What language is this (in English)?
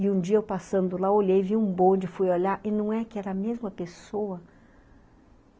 Portuguese